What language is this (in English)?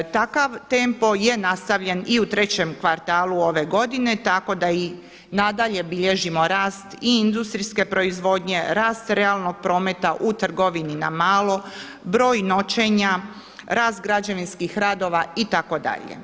Croatian